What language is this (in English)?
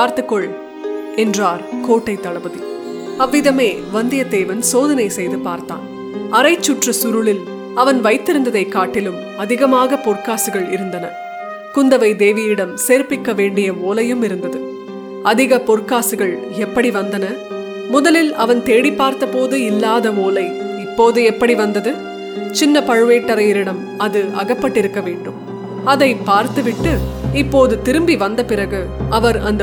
Tamil